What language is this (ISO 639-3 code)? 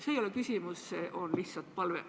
est